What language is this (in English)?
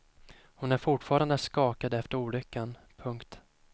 Swedish